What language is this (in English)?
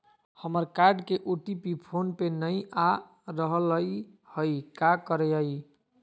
Magahi